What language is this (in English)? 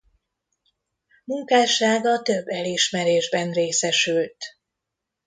Hungarian